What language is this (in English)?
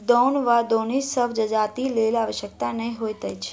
Maithili